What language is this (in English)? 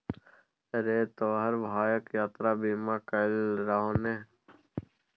Maithili